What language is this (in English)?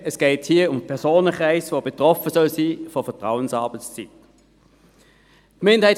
Swiss German